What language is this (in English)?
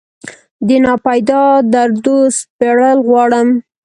Pashto